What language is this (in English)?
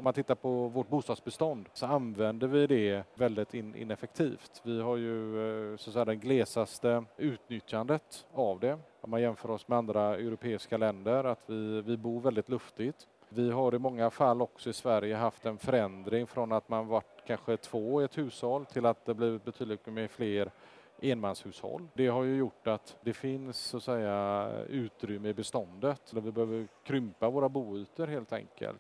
Swedish